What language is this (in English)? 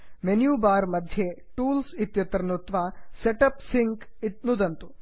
Sanskrit